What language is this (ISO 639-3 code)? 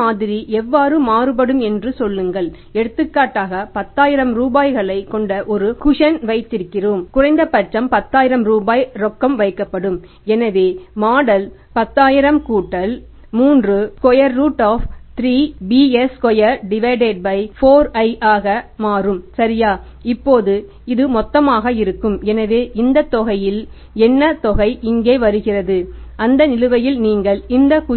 tam